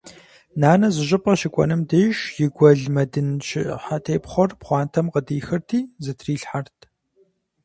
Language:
Kabardian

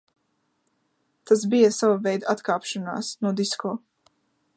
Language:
Latvian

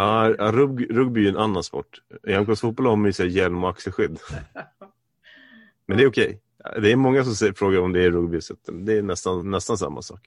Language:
Swedish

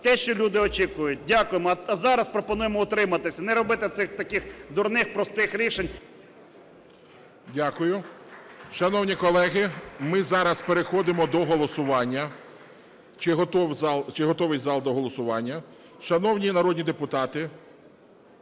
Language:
Ukrainian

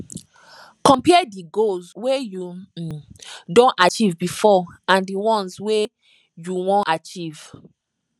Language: Nigerian Pidgin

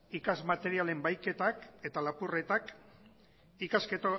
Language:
Basque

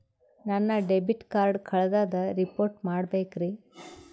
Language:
Kannada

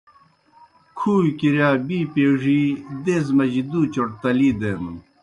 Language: Kohistani Shina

